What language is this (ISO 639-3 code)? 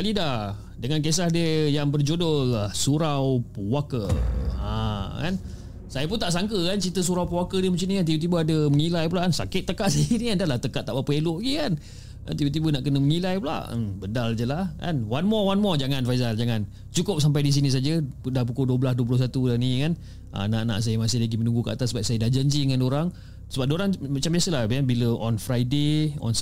msa